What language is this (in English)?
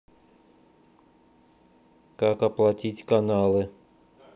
Russian